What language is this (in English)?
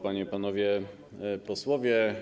Polish